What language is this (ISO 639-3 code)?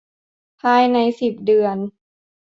tha